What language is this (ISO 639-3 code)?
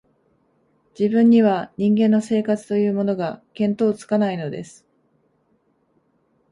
jpn